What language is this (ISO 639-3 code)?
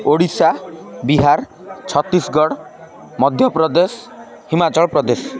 ori